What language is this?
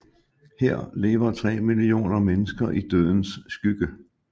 Danish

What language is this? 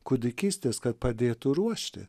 Lithuanian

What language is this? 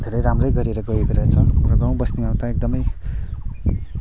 Nepali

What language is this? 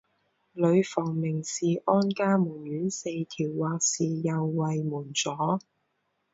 Chinese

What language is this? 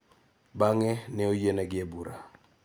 Luo (Kenya and Tanzania)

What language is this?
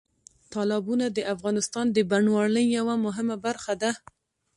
Pashto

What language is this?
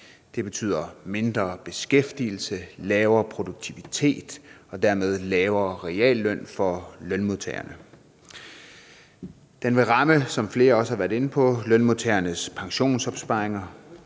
Danish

